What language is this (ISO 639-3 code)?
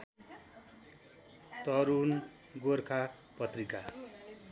nep